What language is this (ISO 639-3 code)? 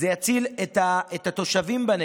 heb